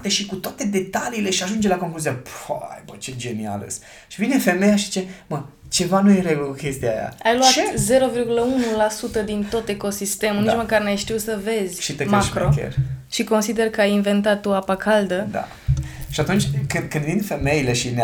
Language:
Romanian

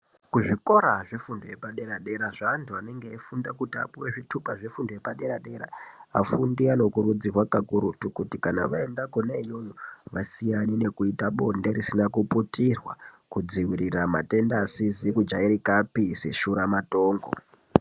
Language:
Ndau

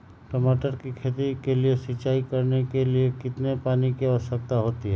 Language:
Magahi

